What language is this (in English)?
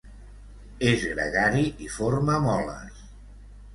Catalan